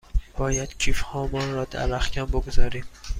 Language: Persian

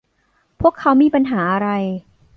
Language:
Thai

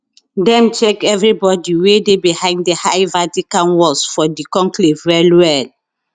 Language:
Nigerian Pidgin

